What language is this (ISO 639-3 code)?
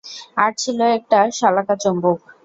ben